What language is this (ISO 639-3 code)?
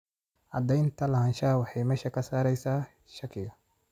som